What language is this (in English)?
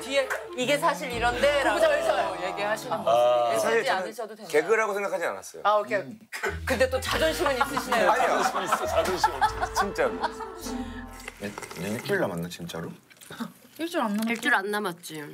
Korean